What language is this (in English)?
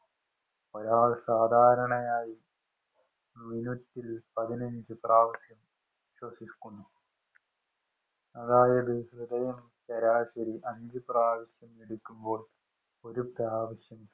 Malayalam